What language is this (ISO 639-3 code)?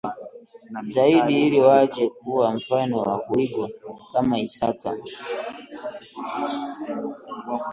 swa